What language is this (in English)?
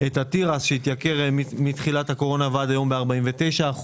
Hebrew